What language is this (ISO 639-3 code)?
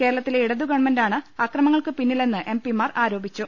mal